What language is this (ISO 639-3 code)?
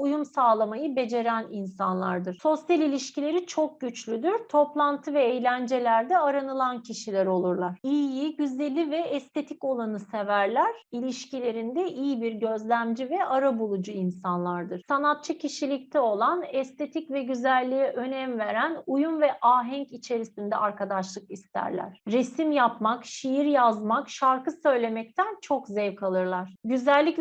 tur